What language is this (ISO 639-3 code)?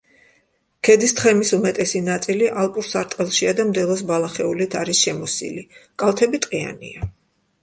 kat